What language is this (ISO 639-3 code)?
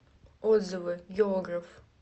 rus